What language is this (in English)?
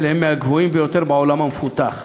Hebrew